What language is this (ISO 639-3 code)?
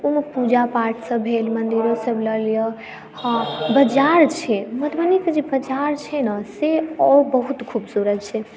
mai